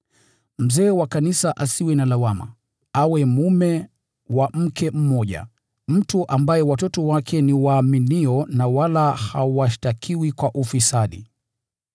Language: Swahili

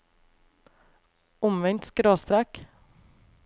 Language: Norwegian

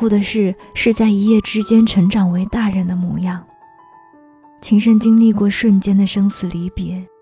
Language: Chinese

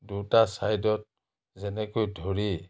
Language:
Assamese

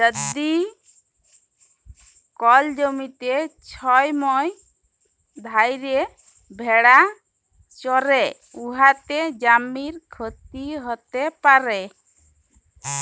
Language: Bangla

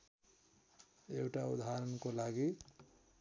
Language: Nepali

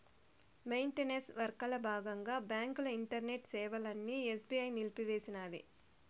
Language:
Telugu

